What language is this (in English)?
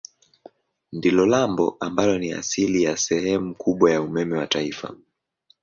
Swahili